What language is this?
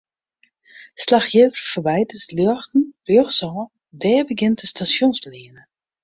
Western Frisian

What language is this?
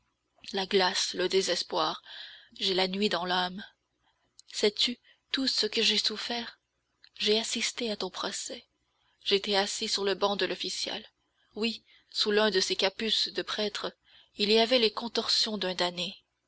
French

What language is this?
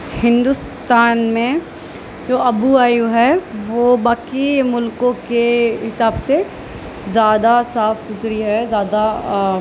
Urdu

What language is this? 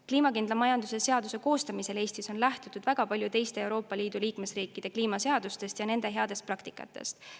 Estonian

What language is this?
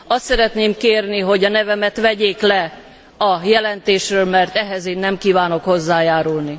Hungarian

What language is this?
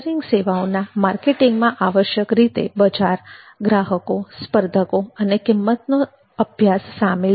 Gujarati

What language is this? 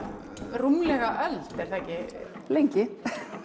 Icelandic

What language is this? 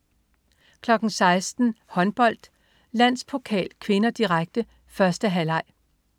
Danish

